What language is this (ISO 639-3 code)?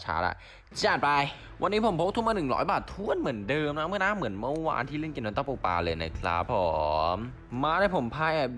tha